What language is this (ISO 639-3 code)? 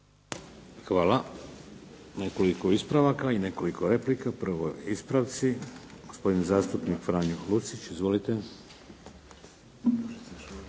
hrv